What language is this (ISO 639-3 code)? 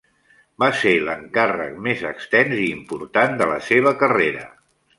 cat